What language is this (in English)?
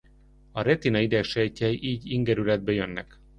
Hungarian